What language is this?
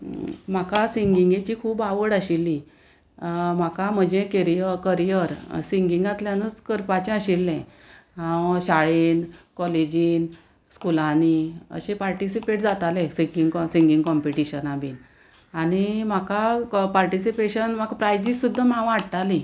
Konkani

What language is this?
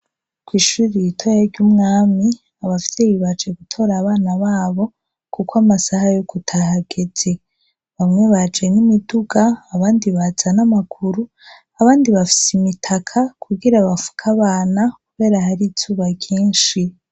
Rundi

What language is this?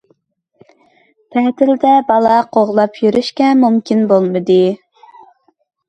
Uyghur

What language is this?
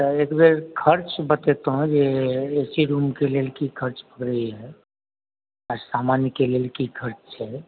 Maithili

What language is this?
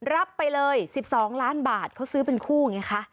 Thai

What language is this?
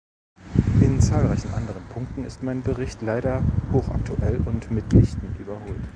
German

